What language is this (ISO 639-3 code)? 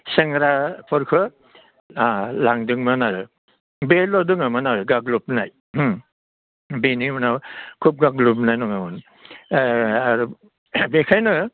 brx